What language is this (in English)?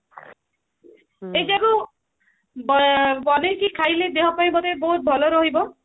Odia